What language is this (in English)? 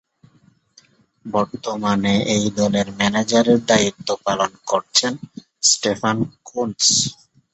Bangla